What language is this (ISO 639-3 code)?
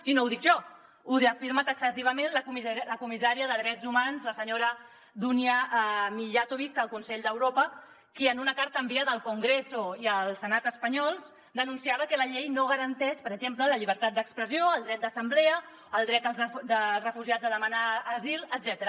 cat